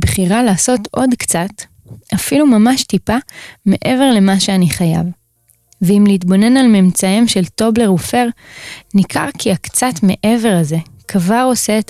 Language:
Hebrew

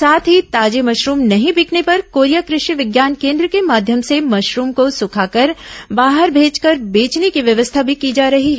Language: Hindi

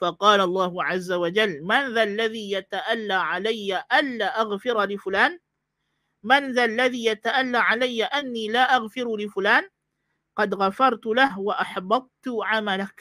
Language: Malay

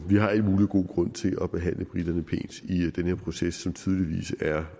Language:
Danish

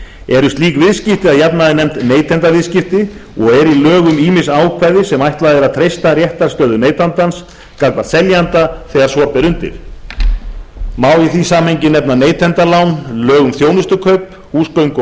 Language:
Icelandic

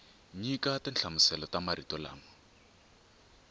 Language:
Tsonga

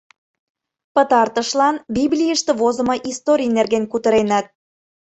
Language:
Mari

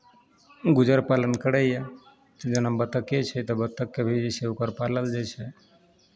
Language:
Maithili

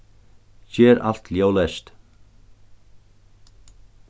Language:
Faroese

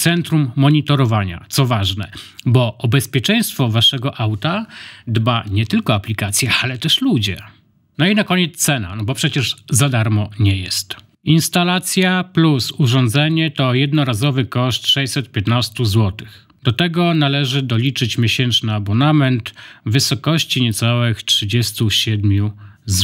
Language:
Polish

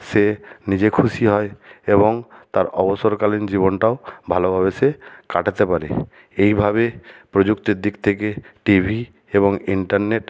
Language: Bangla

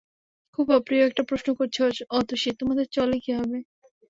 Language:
Bangla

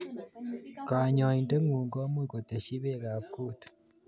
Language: Kalenjin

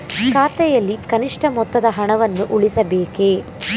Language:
Kannada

